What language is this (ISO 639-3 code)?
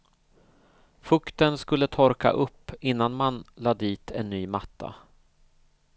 swe